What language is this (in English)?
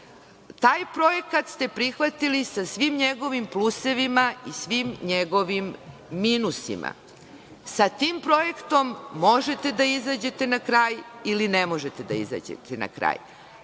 Serbian